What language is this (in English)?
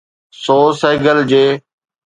Sindhi